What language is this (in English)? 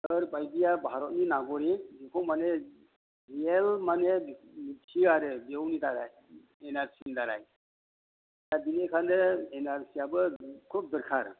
Bodo